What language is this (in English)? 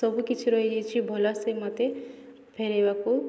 Odia